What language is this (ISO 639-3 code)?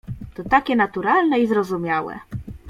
pol